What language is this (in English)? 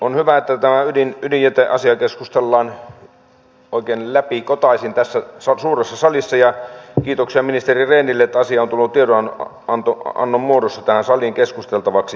Finnish